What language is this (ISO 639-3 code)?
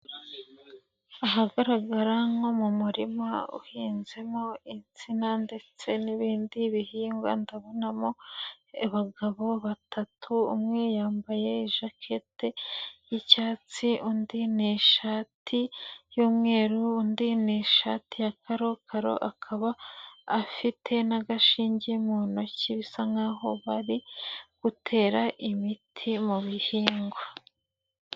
kin